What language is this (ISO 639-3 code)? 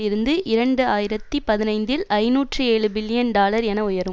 tam